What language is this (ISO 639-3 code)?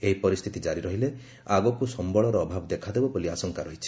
ori